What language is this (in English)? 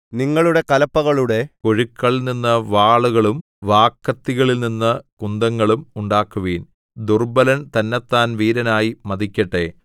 Malayalam